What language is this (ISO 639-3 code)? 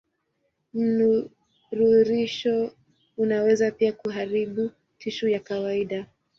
swa